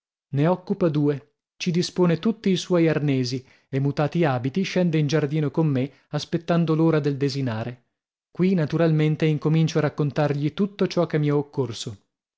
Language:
Italian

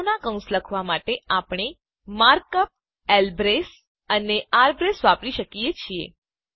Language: Gujarati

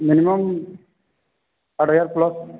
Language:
Odia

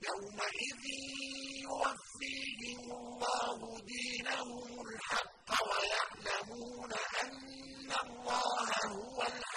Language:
Arabic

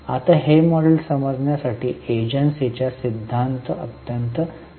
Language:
Marathi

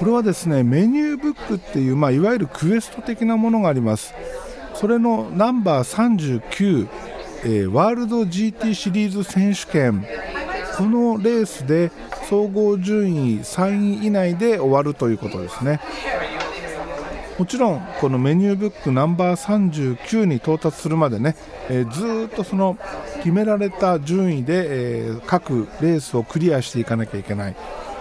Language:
Japanese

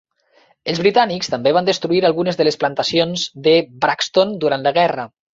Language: Catalan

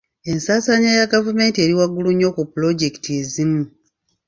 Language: Ganda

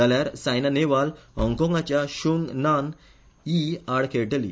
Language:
Konkani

